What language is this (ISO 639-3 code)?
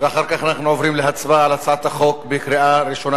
heb